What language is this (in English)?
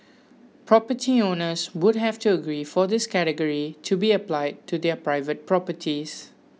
English